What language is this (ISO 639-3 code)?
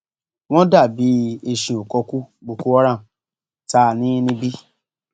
yor